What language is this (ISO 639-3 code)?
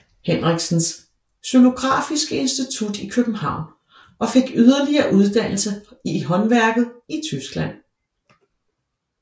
dan